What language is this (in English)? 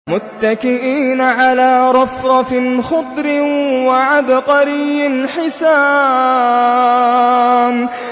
Arabic